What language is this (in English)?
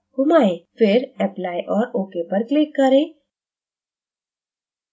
Hindi